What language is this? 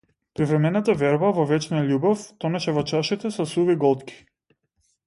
Macedonian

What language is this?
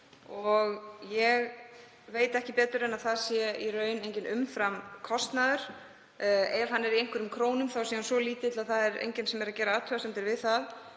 Icelandic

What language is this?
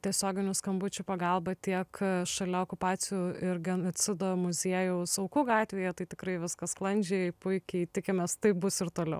Lithuanian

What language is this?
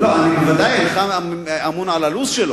Hebrew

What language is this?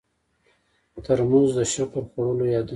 Pashto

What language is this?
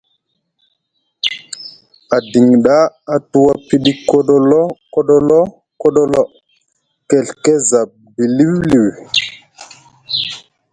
Musgu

